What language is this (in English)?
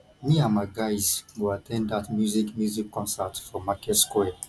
Nigerian Pidgin